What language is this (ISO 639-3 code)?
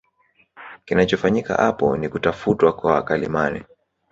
swa